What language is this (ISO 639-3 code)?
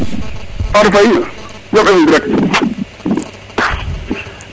srr